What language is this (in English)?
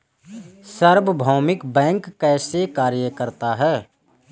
Hindi